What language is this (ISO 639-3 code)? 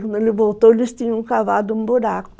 por